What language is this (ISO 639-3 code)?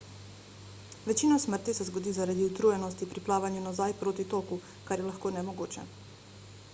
slv